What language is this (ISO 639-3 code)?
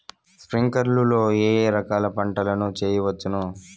tel